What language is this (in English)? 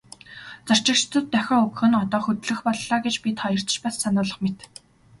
Mongolian